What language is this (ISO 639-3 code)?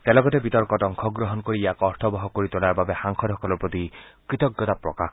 asm